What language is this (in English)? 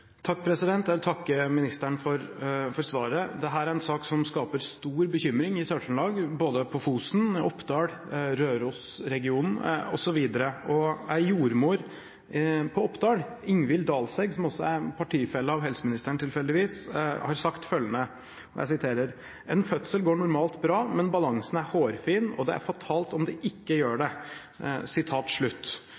Norwegian Bokmål